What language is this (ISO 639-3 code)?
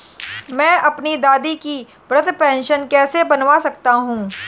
hin